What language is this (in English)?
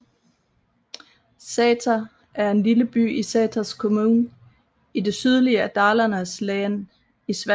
Danish